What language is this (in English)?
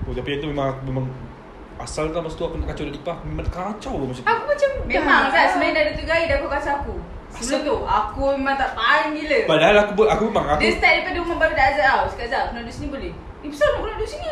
Malay